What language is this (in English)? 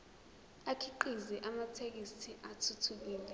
Zulu